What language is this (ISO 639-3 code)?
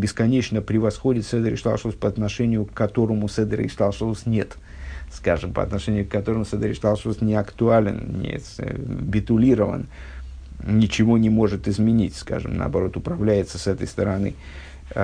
rus